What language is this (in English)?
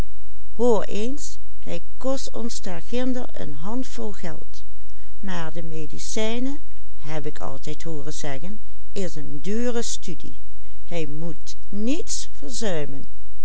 Dutch